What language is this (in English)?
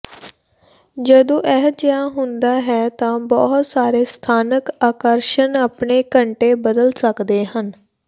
Punjabi